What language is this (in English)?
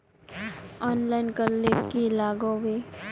Magahi